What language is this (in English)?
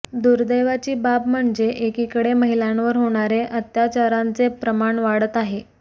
Marathi